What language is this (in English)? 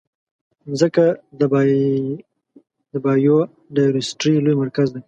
Pashto